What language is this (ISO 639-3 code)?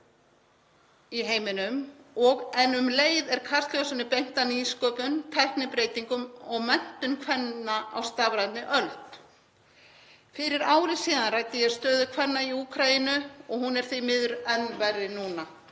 isl